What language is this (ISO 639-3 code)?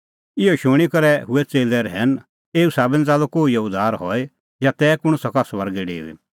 kfx